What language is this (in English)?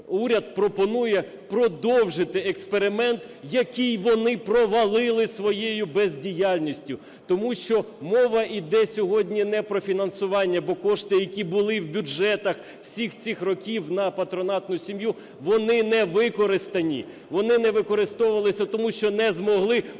Ukrainian